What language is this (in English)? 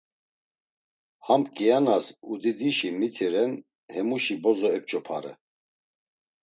Laz